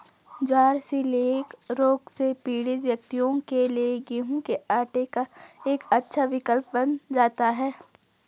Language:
Hindi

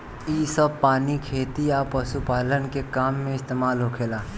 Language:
Bhojpuri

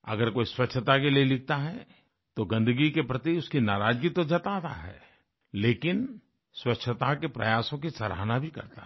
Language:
Hindi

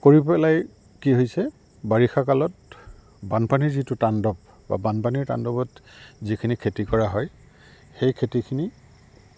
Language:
Assamese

